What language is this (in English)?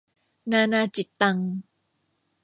Thai